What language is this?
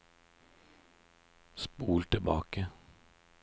Norwegian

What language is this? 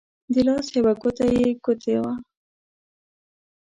Pashto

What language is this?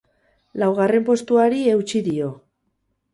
Basque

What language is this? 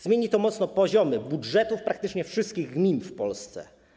Polish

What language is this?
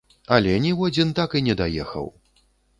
Belarusian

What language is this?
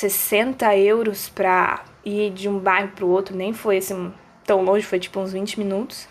Portuguese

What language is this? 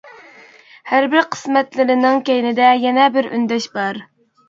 Uyghur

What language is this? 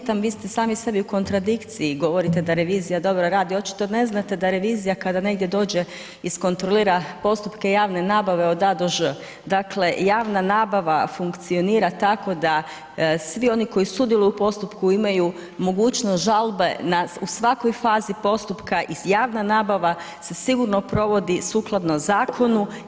Croatian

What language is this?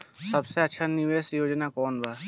Bhojpuri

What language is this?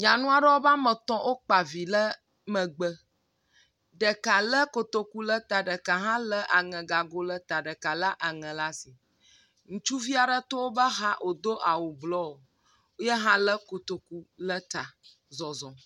Ewe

